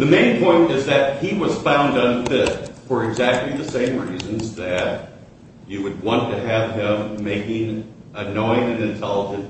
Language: English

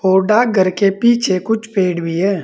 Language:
Hindi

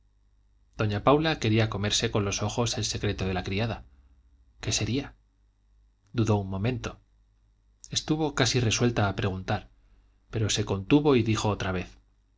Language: Spanish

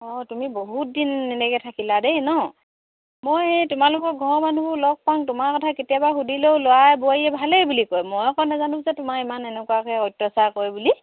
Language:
Assamese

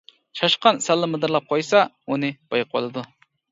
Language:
Uyghur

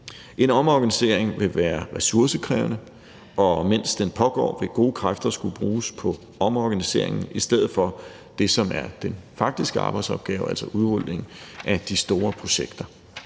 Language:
Danish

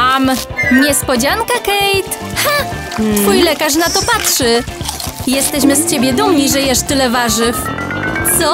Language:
Polish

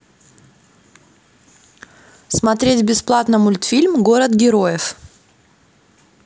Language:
Russian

